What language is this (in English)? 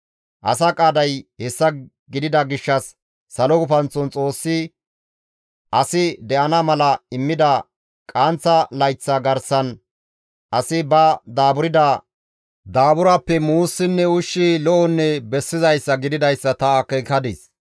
Gamo